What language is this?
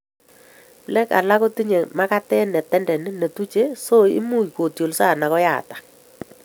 Kalenjin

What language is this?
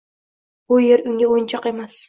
Uzbek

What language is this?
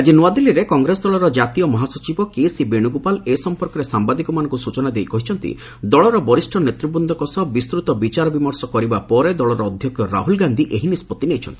Odia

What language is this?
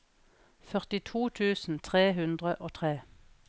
Norwegian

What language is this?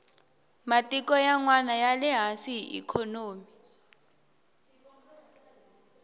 Tsonga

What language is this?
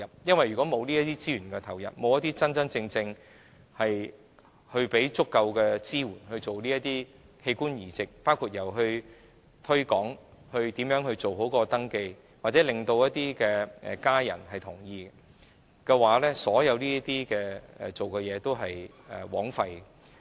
Cantonese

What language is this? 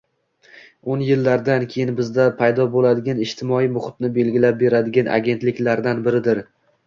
Uzbek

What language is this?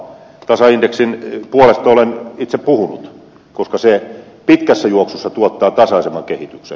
Finnish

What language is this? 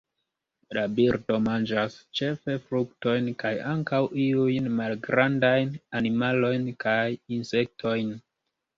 Esperanto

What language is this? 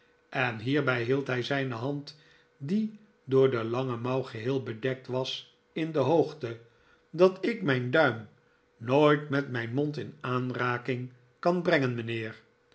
Dutch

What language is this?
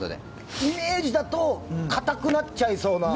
Japanese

